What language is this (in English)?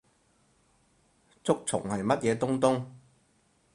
Cantonese